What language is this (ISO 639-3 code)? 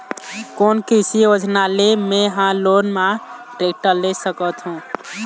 hne